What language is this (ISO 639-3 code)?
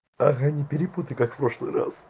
rus